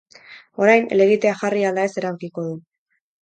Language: Basque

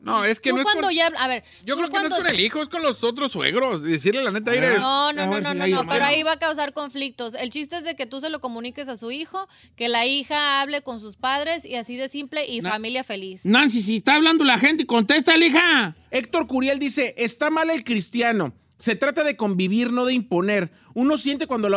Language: Spanish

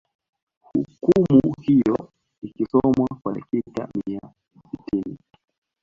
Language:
Swahili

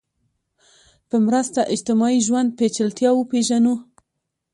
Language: Pashto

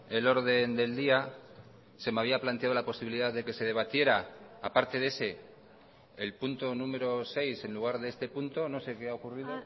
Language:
Spanish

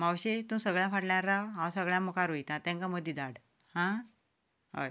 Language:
Konkani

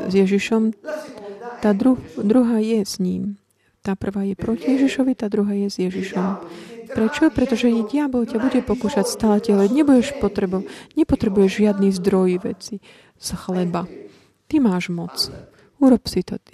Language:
Slovak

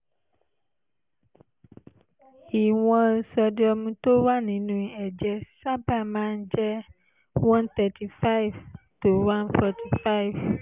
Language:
Yoruba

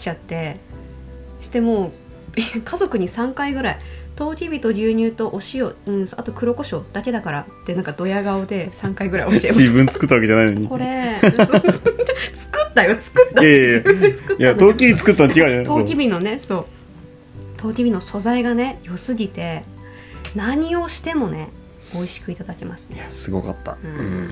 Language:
Japanese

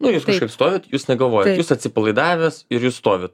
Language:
Lithuanian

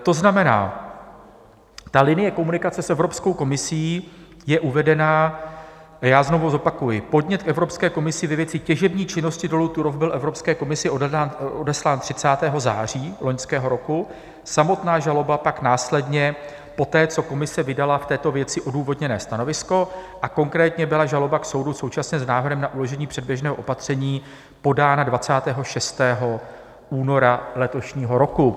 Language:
Czech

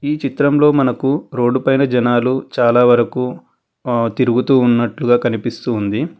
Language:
Telugu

